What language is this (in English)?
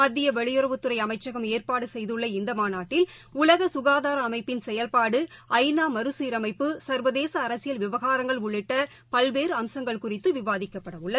Tamil